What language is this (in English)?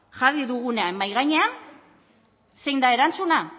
Basque